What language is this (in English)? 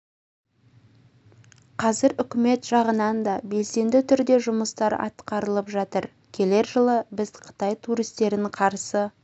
Kazakh